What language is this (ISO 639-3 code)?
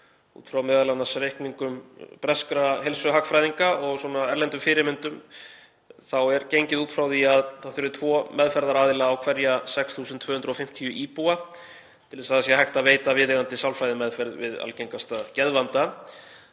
isl